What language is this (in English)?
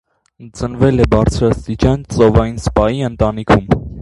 Armenian